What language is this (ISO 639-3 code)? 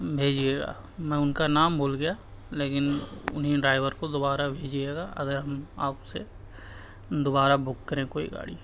urd